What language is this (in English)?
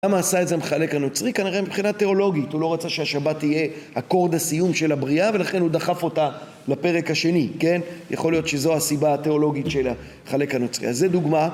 Hebrew